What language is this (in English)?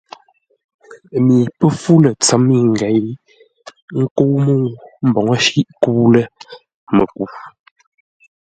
Ngombale